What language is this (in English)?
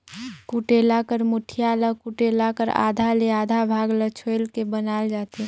Chhattisgarhi